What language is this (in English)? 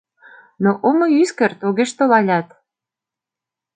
Mari